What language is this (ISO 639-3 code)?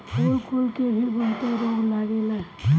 bho